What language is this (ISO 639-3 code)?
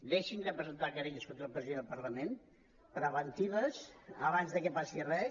cat